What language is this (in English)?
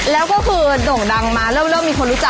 Thai